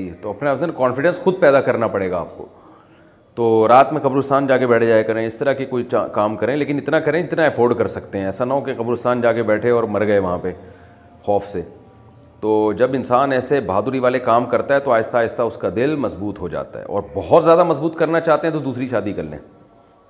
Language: Urdu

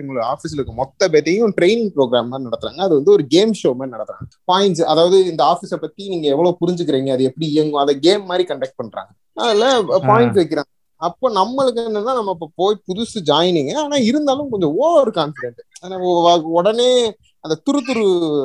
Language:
Tamil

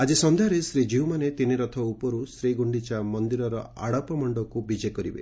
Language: Odia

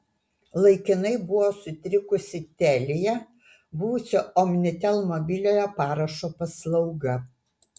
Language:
Lithuanian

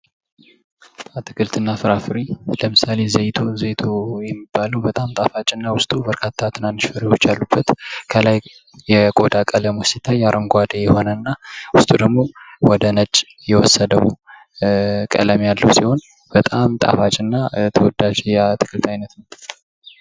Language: Amharic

